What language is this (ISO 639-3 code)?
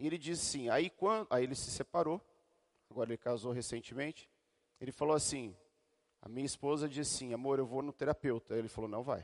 por